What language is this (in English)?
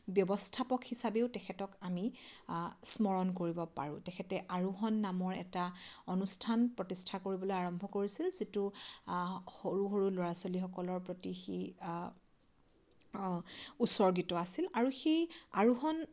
Assamese